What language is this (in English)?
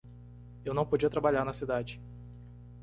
Portuguese